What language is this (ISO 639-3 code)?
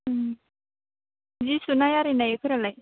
brx